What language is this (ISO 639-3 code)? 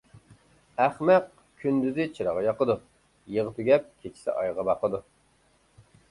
uig